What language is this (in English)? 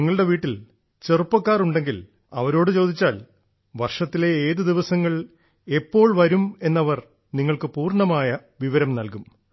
Malayalam